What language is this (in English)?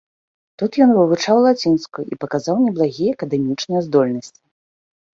Belarusian